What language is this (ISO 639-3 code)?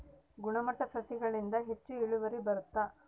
kan